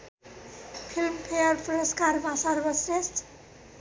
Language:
Nepali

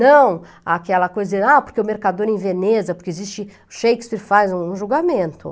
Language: Portuguese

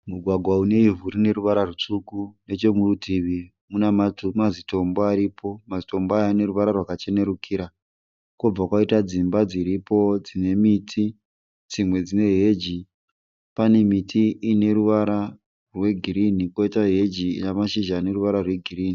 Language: Shona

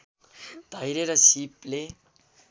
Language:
Nepali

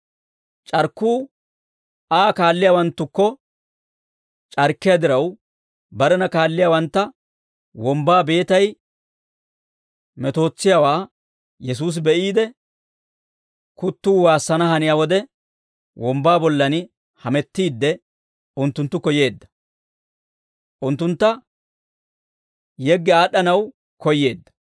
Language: Dawro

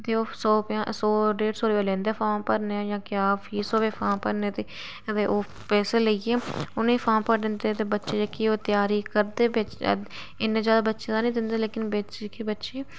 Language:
Dogri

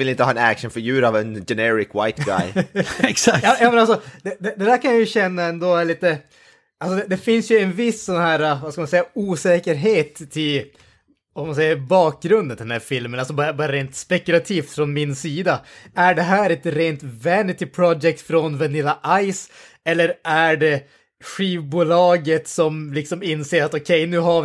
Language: Swedish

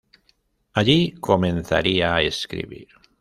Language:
Spanish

